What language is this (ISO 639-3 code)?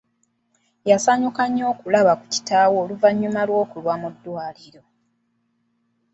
lug